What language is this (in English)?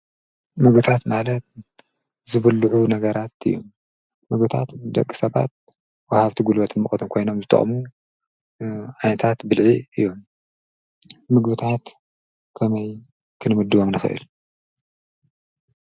Tigrinya